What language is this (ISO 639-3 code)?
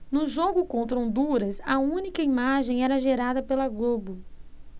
por